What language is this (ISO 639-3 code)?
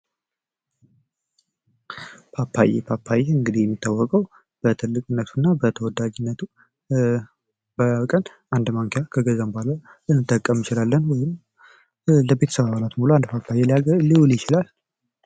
amh